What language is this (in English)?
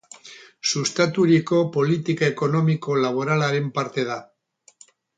Basque